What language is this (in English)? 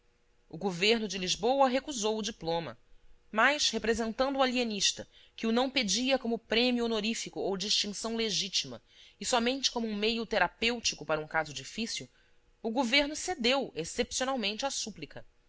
Portuguese